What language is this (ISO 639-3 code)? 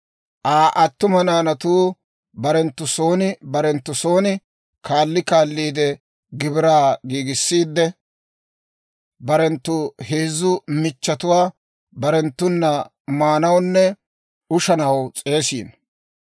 dwr